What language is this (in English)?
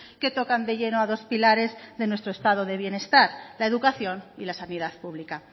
Spanish